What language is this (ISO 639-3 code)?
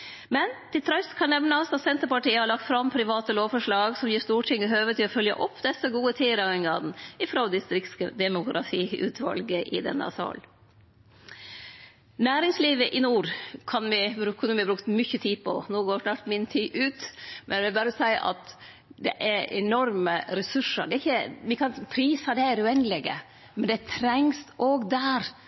nno